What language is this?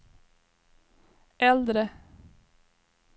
Swedish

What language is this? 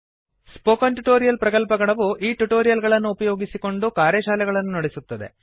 Kannada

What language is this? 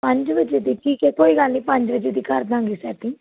Punjabi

